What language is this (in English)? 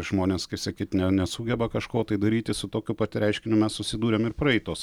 Lithuanian